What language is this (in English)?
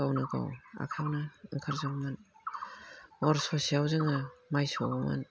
Bodo